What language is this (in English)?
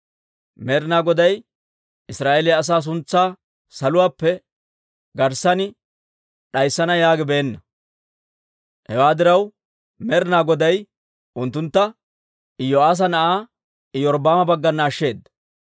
Dawro